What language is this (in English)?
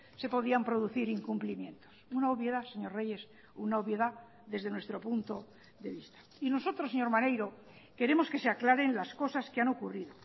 Spanish